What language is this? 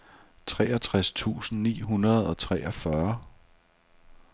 Danish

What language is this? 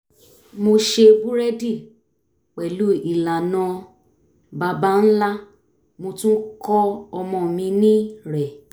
Yoruba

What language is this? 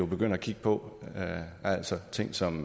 Danish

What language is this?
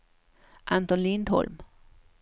Swedish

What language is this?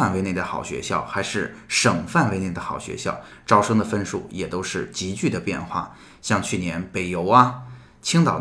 Chinese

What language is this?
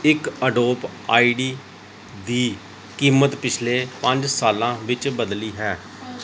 Punjabi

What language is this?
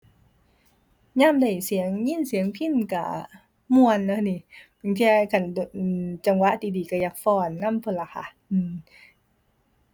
Thai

